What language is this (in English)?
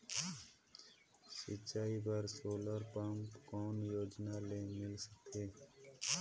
Chhattisgarhi